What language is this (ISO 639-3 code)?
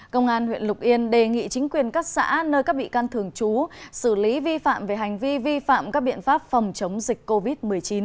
vie